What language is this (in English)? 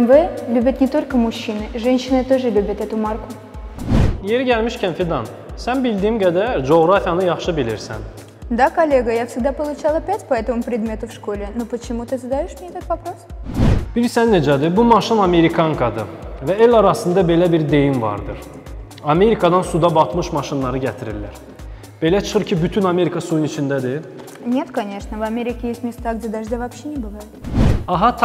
Turkish